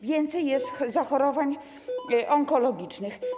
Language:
Polish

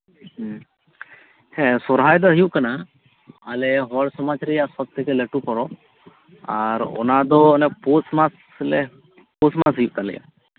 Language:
Santali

